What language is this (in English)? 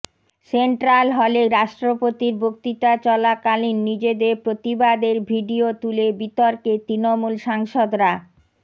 Bangla